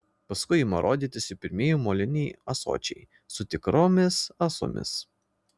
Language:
Lithuanian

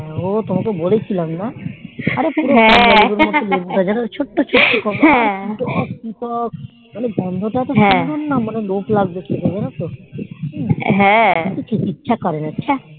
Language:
Bangla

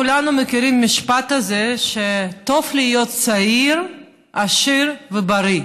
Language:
Hebrew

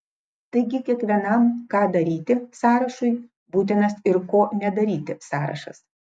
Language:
Lithuanian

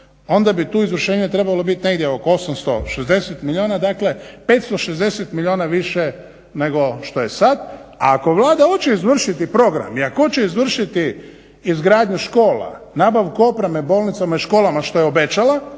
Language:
Croatian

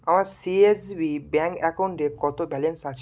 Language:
Bangla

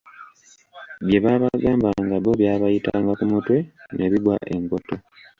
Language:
Ganda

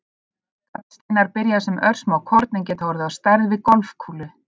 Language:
Icelandic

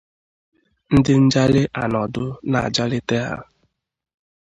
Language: Igbo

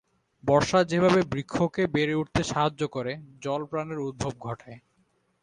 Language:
Bangla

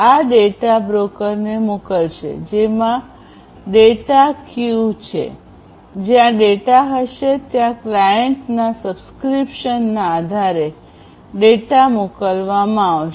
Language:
Gujarati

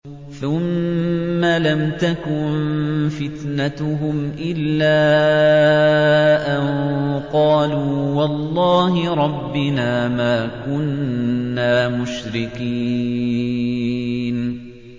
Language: Arabic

